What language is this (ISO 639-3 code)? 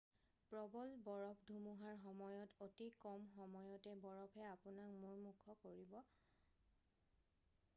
asm